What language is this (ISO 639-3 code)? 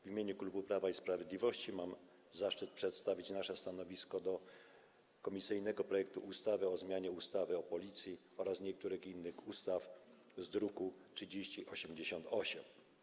pol